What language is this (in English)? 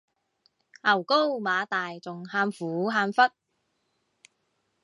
Cantonese